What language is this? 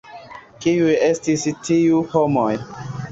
Esperanto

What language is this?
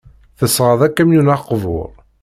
Kabyle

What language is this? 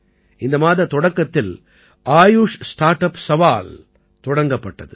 Tamil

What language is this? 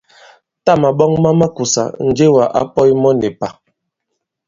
Bankon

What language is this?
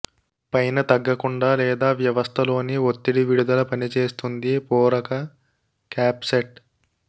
Telugu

